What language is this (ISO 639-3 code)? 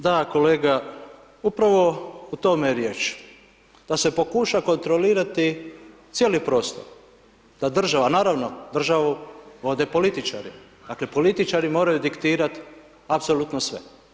hrv